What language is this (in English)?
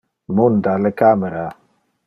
Interlingua